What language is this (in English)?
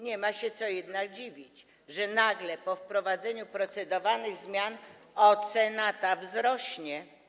Polish